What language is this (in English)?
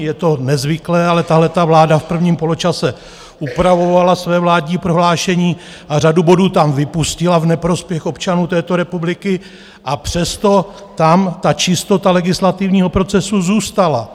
Czech